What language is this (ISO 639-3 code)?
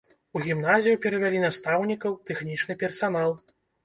bel